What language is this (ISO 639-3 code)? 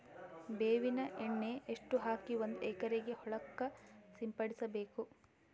kan